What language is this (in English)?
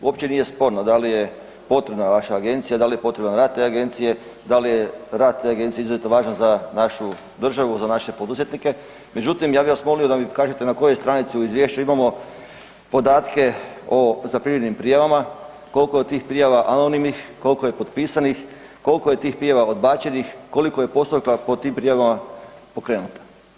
Croatian